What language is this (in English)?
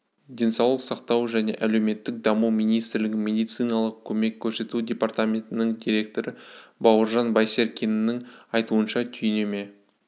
Kazakh